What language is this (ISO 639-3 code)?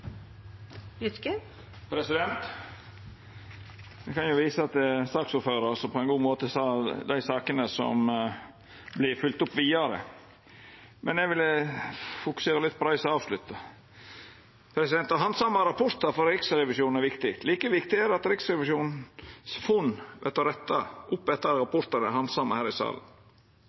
nno